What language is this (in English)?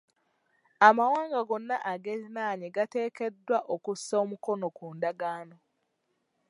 Ganda